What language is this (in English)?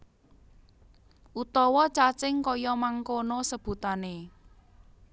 Javanese